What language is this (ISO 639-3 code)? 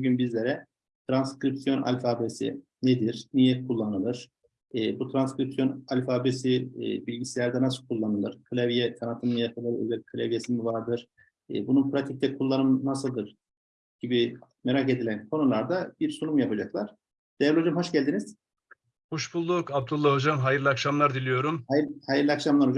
tur